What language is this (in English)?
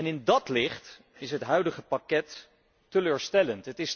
Dutch